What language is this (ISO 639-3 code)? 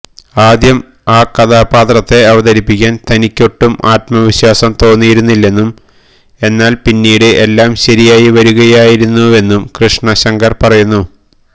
mal